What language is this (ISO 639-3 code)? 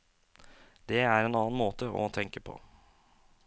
nor